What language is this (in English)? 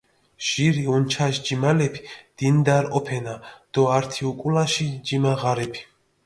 Mingrelian